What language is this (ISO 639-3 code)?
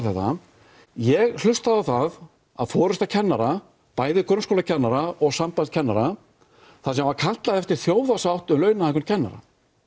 isl